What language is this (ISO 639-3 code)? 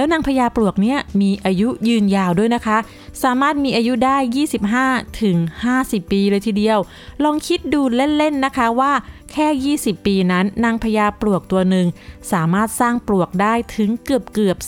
tha